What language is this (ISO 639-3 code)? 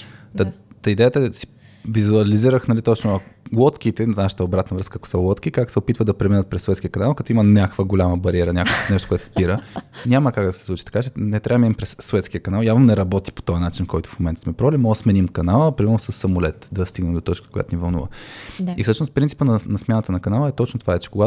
bul